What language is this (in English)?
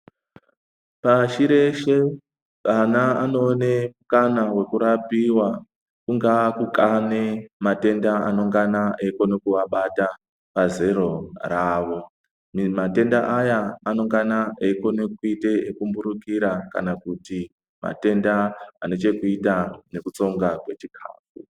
Ndau